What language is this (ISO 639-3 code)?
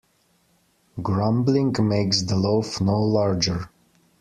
eng